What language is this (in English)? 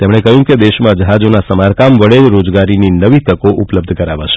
Gujarati